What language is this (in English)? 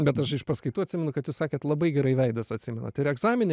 Lithuanian